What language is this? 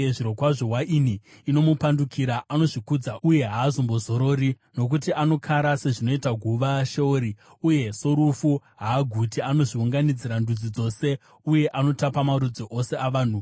Shona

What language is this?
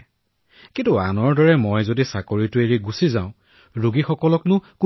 Assamese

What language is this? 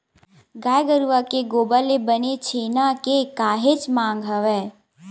Chhattisgarhi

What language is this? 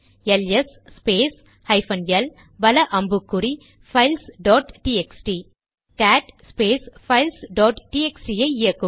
Tamil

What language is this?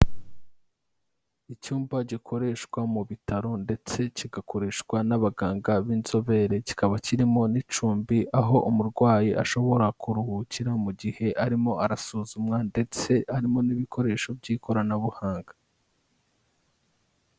Kinyarwanda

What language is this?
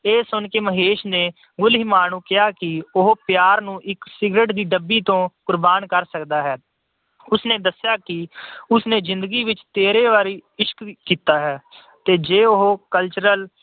Punjabi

